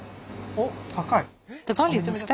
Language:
Japanese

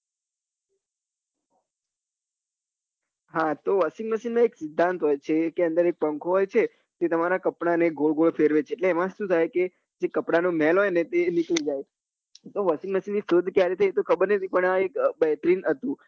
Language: Gujarati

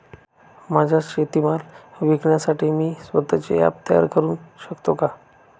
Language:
Marathi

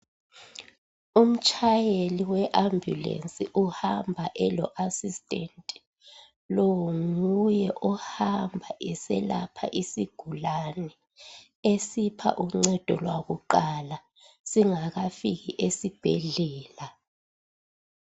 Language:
North Ndebele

